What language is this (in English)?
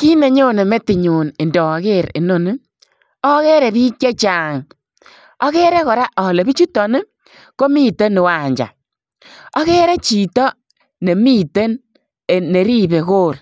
Kalenjin